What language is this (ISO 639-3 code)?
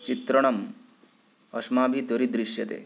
san